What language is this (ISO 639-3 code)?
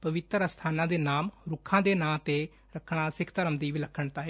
pan